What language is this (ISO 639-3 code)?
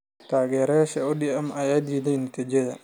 som